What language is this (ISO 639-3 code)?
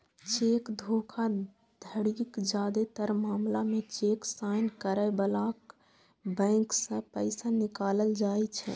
mai